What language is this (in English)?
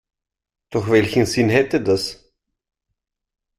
German